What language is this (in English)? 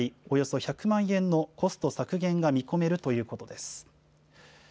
Japanese